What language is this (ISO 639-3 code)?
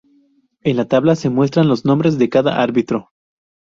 spa